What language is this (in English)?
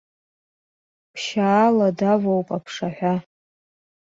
Abkhazian